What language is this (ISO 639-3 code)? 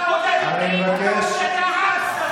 heb